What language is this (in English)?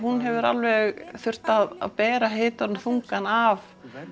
Icelandic